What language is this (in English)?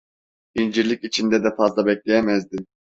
Turkish